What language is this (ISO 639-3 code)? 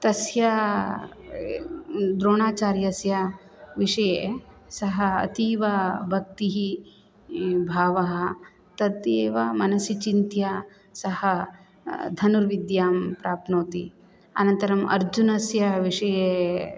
san